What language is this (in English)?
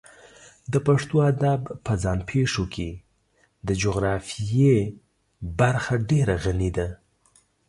Pashto